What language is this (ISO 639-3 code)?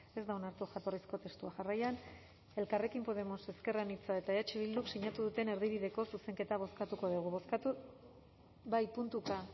eus